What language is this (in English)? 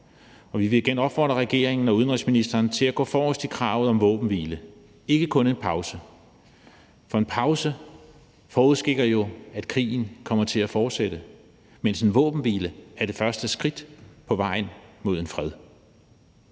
Danish